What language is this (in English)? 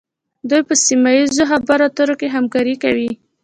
Pashto